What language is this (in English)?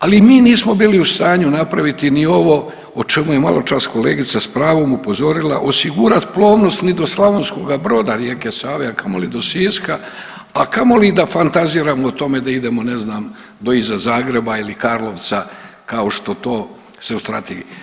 Croatian